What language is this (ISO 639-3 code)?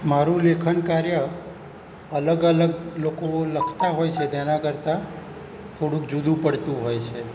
guj